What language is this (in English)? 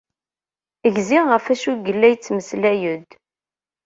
Kabyle